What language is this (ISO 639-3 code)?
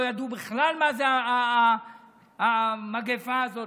heb